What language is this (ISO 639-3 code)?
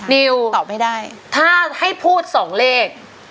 tha